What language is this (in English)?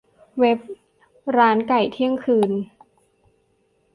Thai